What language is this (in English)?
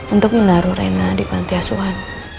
Indonesian